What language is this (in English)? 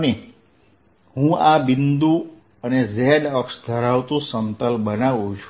Gujarati